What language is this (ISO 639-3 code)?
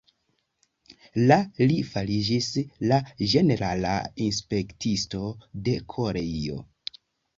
epo